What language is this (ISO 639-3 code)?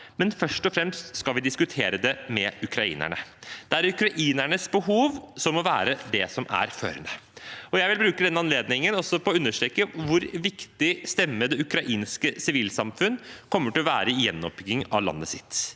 nor